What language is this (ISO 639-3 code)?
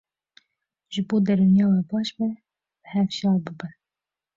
kur